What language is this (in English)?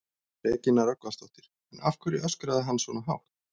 Icelandic